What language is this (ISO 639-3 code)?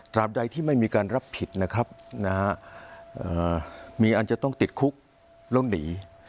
tha